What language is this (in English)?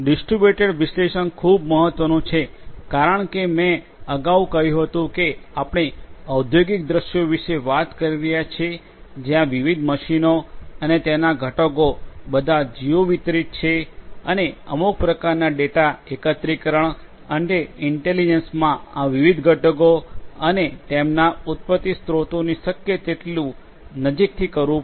Gujarati